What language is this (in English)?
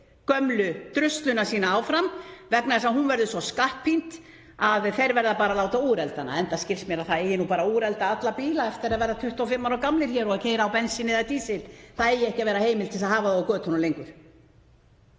Icelandic